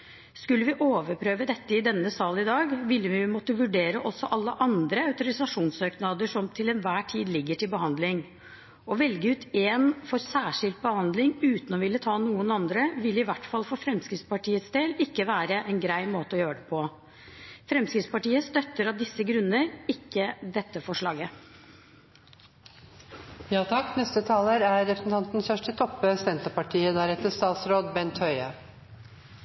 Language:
Norwegian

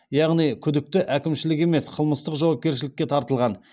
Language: Kazakh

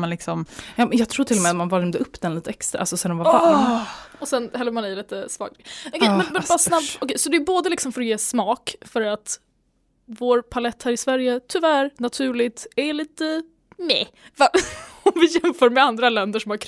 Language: Swedish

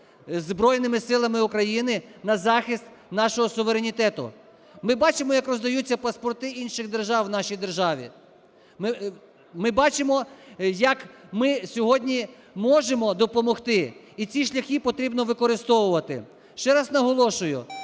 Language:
Ukrainian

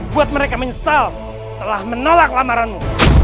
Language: Indonesian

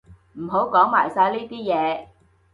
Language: Cantonese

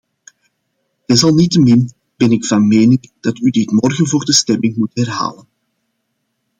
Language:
Dutch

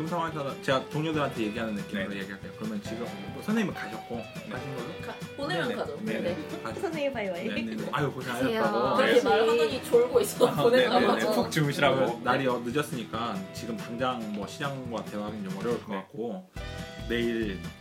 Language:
Korean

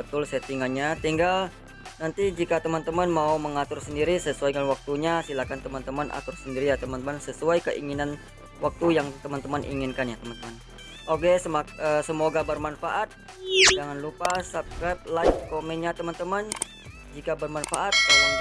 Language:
Indonesian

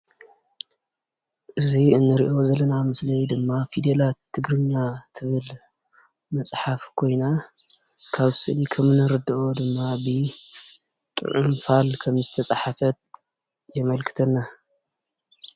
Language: Tigrinya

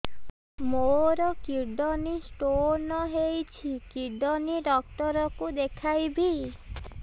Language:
Odia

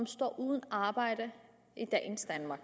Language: Danish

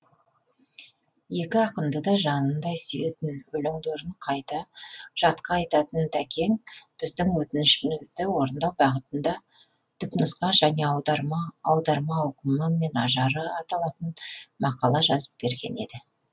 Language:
Kazakh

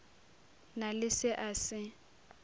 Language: Northern Sotho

